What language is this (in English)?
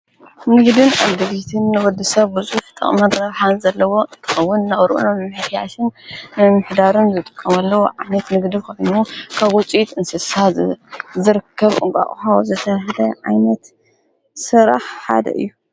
Tigrinya